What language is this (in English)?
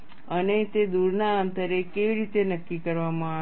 Gujarati